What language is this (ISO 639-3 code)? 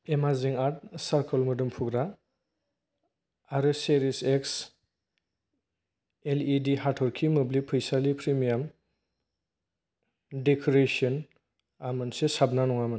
brx